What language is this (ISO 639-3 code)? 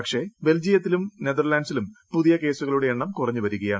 mal